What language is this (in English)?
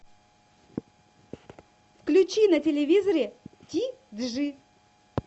Russian